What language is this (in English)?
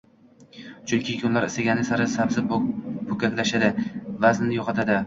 Uzbek